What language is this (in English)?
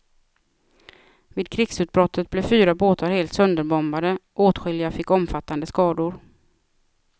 Swedish